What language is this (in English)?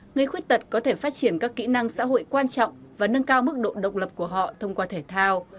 Vietnamese